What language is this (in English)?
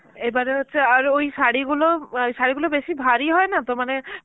Bangla